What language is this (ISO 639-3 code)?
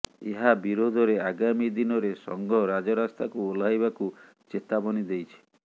ori